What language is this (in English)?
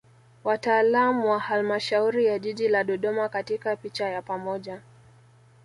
Swahili